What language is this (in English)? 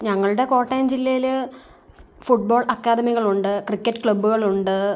Malayalam